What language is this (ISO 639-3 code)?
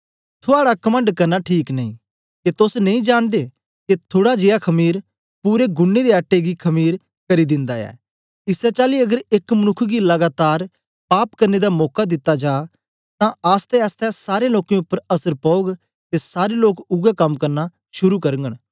doi